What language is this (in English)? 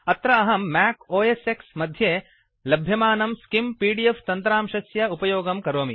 Sanskrit